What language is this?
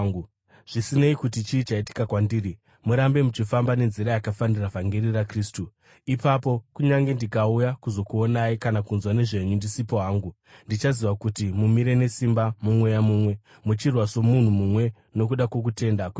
Shona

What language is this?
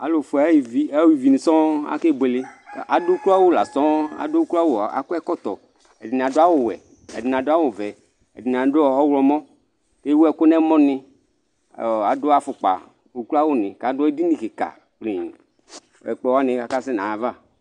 Ikposo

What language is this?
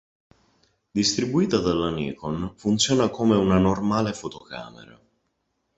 Italian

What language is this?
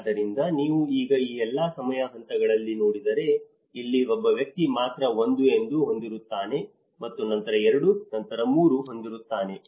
Kannada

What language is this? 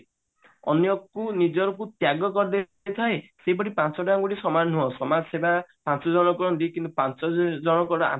Odia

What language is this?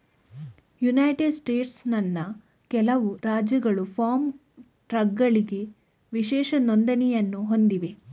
Kannada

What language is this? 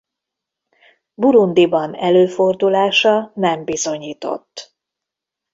Hungarian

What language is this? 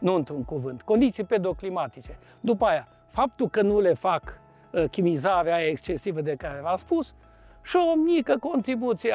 Romanian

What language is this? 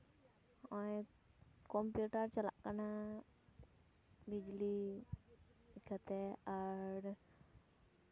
Santali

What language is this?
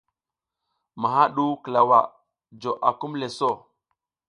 South Giziga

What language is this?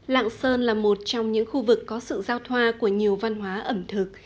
Vietnamese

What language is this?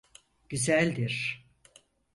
Turkish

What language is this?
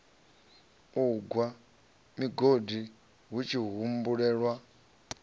Venda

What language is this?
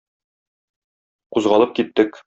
Tatar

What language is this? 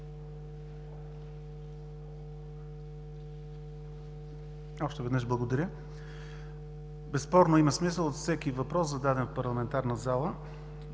Bulgarian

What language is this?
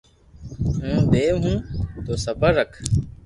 Loarki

